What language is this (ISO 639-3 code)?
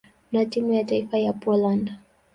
swa